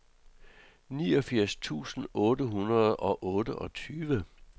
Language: Danish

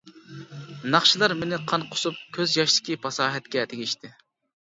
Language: Uyghur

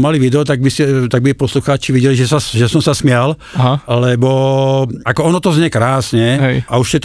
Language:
Slovak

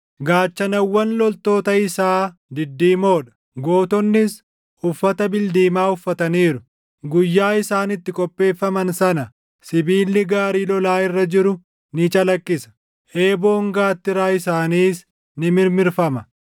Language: Oromo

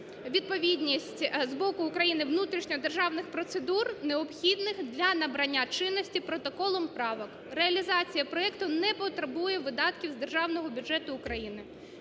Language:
Ukrainian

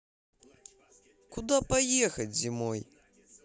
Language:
Russian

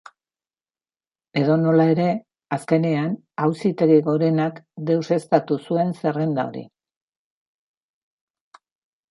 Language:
Basque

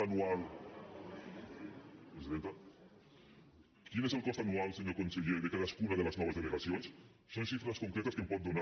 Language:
Catalan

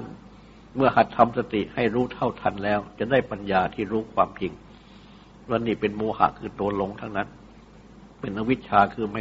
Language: Thai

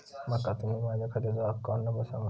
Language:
Marathi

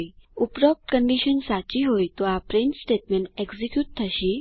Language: Gujarati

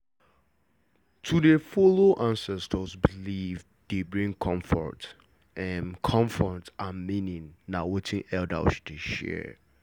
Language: Nigerian Pidgin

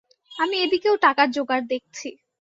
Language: Bangla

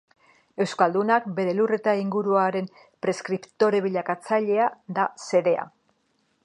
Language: Basque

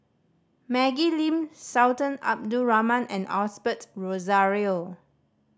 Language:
English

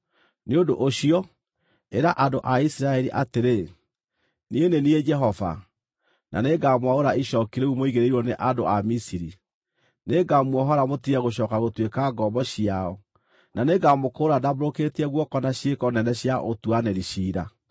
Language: Kikuyu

